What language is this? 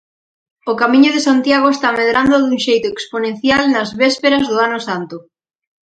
Galician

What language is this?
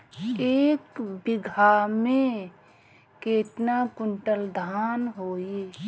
Bhojpuri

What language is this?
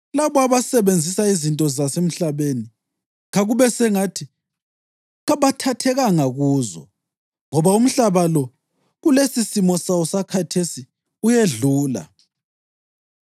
North Ndebele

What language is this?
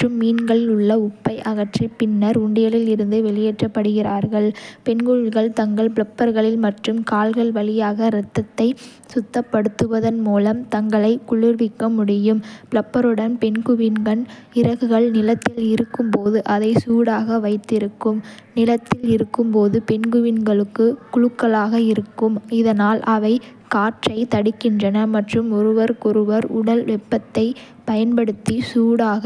Kota (India)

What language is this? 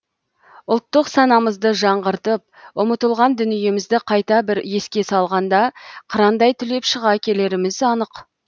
Kazakh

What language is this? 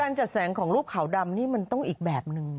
Thai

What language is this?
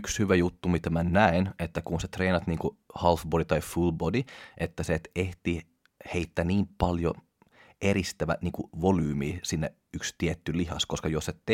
Finnish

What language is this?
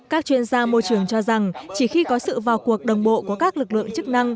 Vietnamese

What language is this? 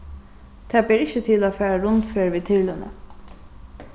Faroese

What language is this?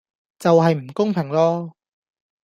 Cantonese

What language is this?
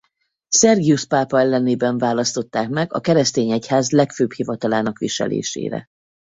Hungarian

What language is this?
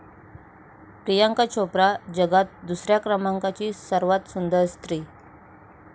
Marathi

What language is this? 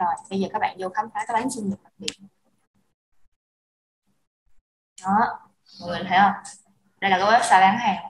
Vietnamese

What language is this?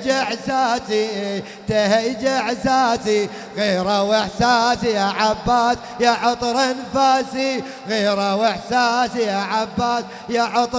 Arabic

